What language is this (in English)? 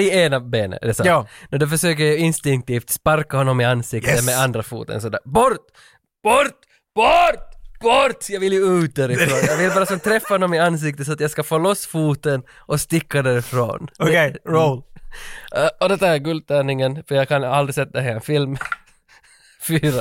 Swedish